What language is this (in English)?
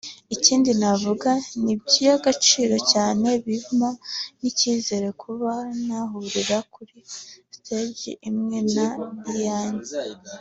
Kinyarwanda